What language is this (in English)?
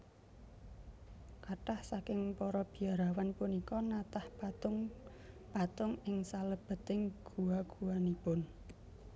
Javanese